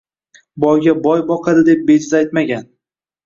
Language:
Uzbek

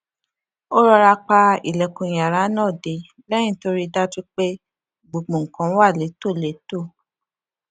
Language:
Yoruba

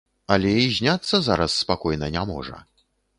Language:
Belarusian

